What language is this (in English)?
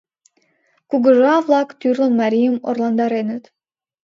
Mari